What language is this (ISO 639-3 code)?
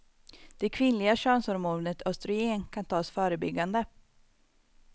swe